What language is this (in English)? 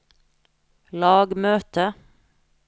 Norwegian